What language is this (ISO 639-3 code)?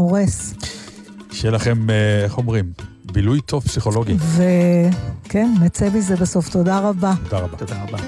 heb